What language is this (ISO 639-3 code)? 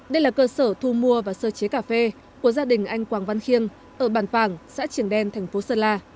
vie